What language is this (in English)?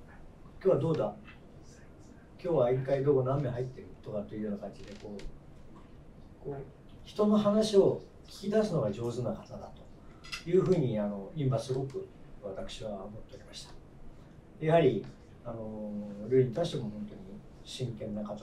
Japanese